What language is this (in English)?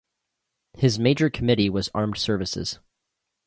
English